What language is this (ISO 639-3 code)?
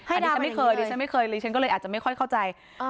tha